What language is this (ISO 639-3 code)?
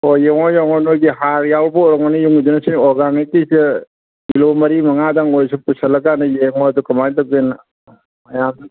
mni